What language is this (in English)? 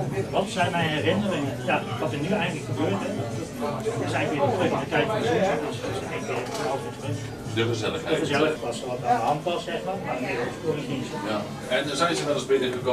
Dutch